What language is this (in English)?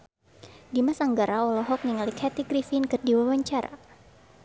Sundanese